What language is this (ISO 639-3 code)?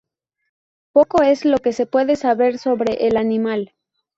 spa